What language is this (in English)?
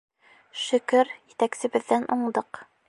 Bashkir